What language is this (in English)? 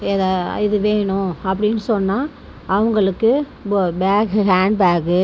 Tamil